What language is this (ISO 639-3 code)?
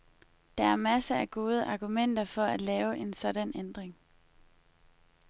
dan